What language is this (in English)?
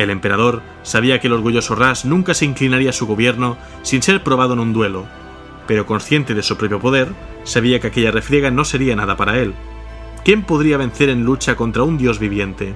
Spanish